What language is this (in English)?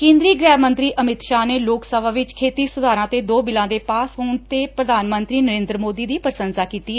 Punjabi